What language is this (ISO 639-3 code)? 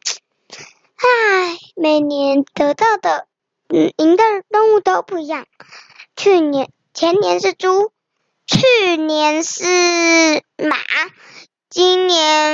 zho